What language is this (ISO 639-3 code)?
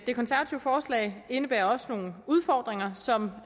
dan